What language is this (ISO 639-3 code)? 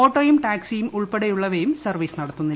mal